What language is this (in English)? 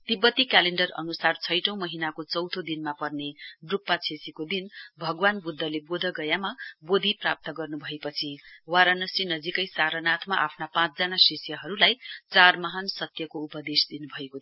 Nepali